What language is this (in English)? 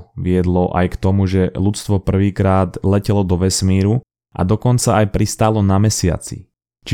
Slovak